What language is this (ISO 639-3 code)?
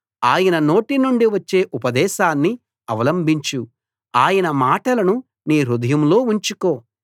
tel